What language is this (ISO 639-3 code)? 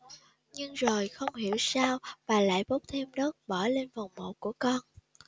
vie